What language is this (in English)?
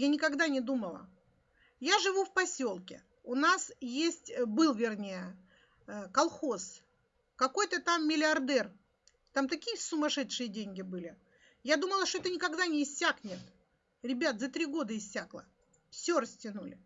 Russian